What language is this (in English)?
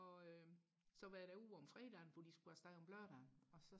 Danish